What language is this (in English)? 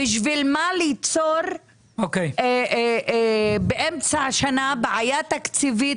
Hebrew